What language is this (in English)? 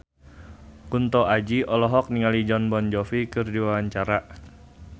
Sundanese